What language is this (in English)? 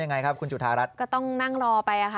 Thai